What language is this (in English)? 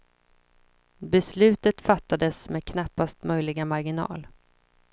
Swedish